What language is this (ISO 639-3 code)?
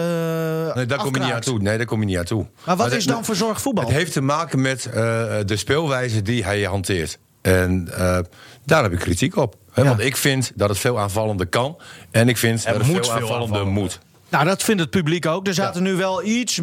nld